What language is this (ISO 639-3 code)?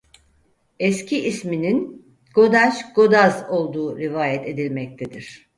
tur